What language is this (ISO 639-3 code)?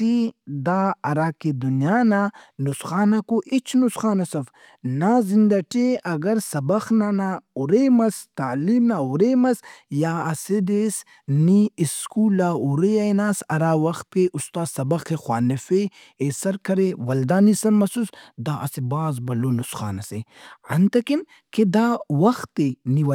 brh